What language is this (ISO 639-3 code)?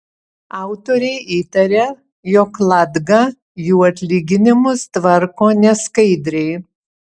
lit